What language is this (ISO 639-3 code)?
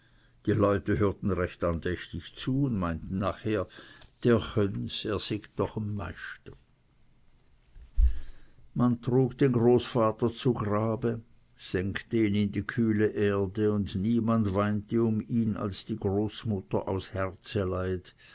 deu